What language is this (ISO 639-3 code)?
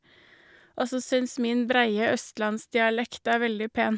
nor